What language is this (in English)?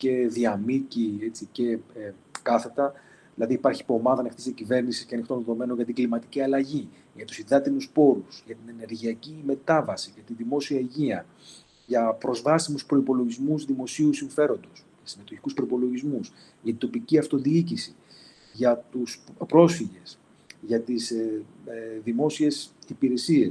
Greek